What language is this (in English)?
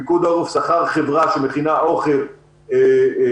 Hebrew